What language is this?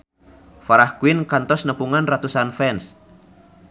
Sundanese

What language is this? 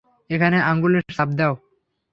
Bangla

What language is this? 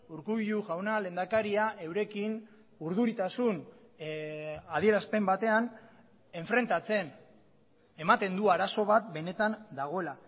Basque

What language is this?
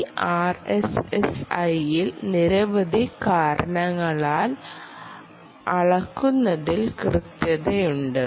Malayalam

